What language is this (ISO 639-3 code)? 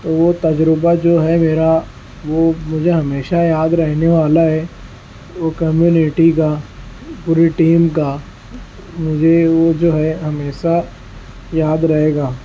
urd